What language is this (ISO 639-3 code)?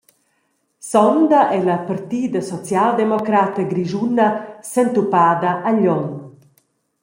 roh